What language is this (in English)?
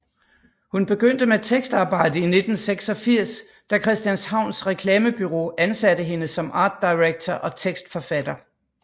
Danish